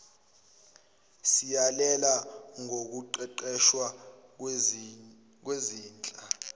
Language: Zulu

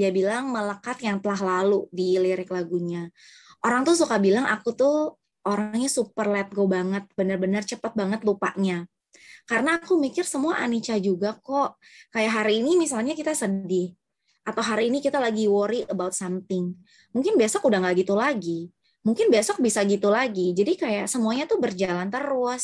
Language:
Indonesian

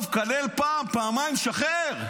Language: Hebrew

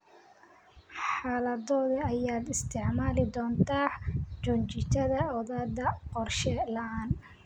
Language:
Somali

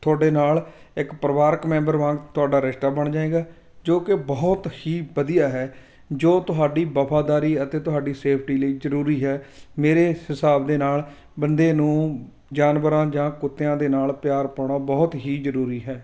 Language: Punjabi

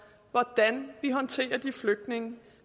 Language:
Danish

